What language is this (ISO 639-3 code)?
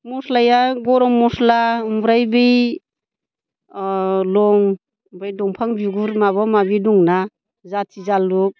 brx